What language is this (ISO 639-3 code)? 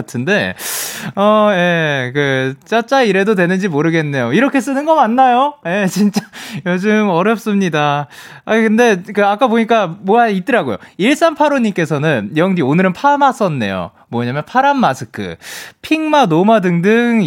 kor